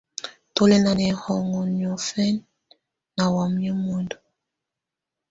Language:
Tunen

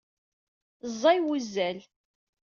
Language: Kabyle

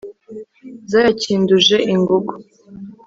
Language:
Kinyarwanda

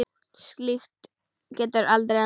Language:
Icelandic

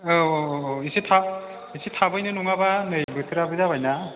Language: Bodo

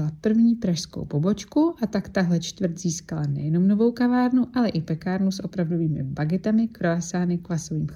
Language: Czech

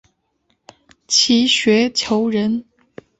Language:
Chinese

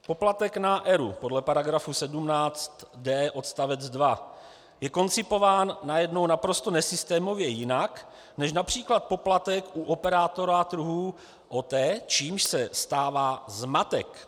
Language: Czech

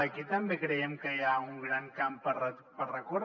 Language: Catalan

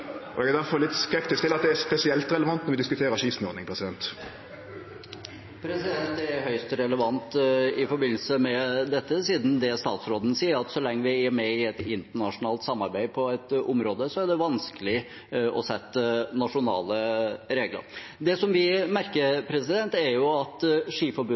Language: Norwegian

